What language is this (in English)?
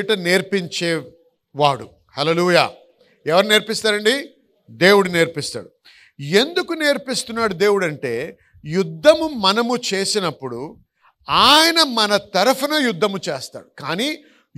Telugu